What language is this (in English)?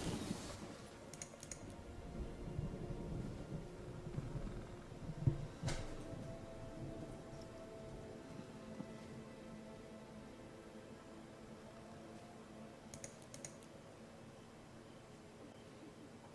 Dutch